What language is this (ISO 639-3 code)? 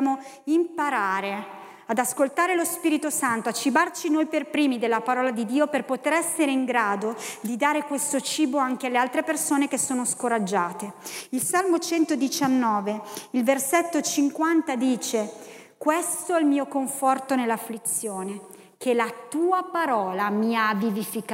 ita